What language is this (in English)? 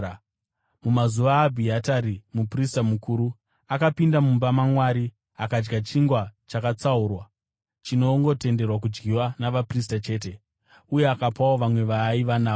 Shona